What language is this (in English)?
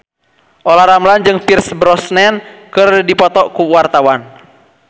Sundanese